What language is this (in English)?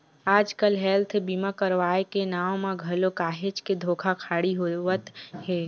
Chhattisgarhi